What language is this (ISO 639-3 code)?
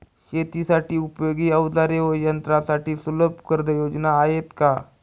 mar